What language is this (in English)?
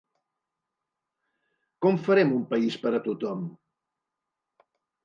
Catalan